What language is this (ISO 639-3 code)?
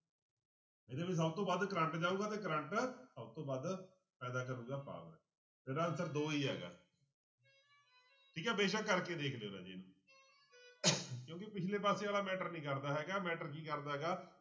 pan